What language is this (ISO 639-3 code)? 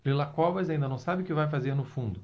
por